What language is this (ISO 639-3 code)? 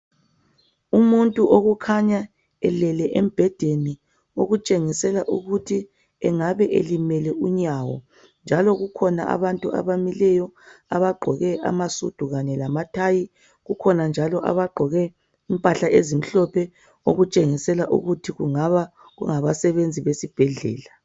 nde